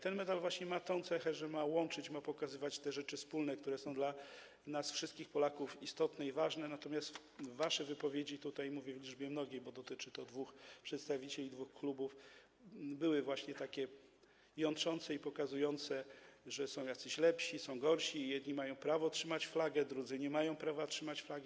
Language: Polish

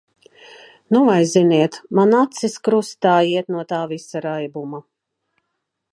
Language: Latvian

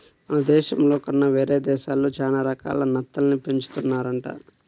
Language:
Telugu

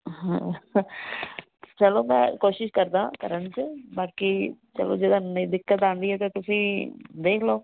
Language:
Punjabi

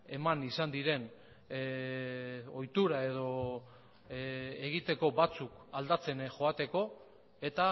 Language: Basque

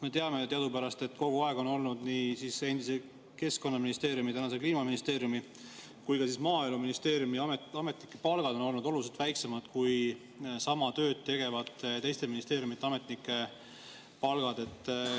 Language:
Estonian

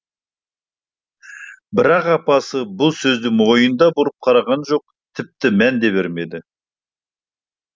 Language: Kazakh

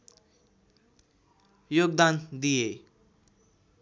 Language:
Nepali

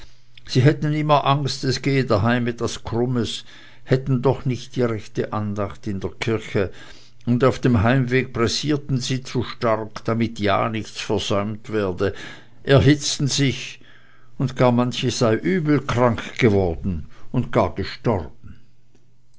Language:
German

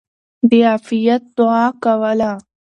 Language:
Pashto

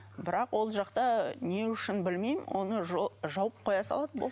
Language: Kazakh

